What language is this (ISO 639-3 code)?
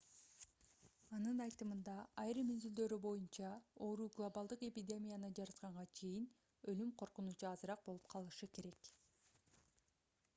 kir